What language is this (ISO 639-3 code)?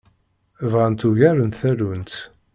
kab